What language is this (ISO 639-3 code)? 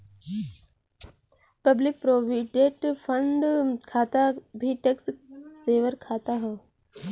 bho